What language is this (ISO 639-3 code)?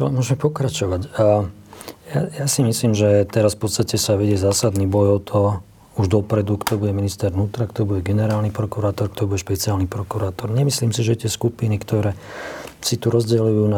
slk